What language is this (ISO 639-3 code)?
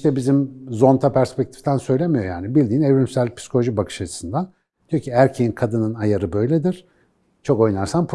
tur